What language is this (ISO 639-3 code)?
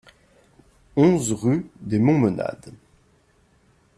fra